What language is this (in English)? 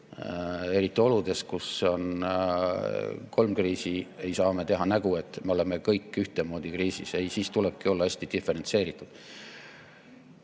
Estonian